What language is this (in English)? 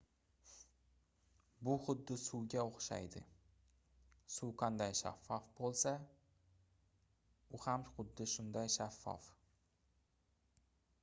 Uzbek